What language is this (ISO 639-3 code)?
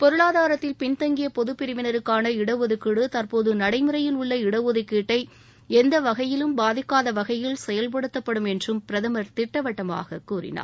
tam